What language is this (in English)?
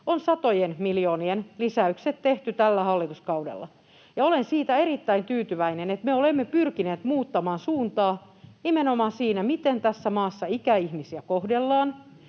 Finnish